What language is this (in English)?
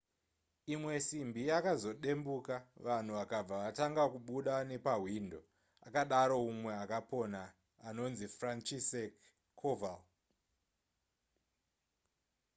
Shona